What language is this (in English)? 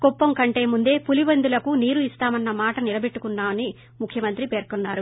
Telugu